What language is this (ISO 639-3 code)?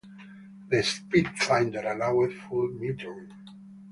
eng